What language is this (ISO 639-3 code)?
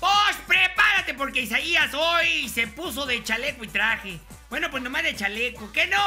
spa